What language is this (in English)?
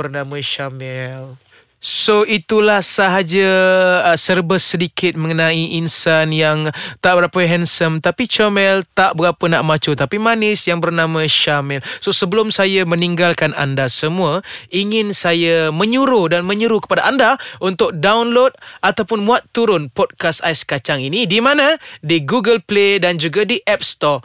Malay